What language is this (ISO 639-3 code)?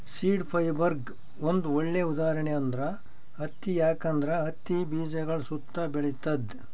kan